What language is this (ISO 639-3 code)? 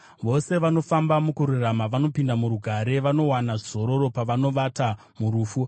sna